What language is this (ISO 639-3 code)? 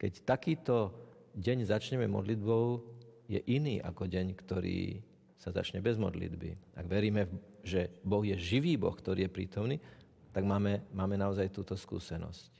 slk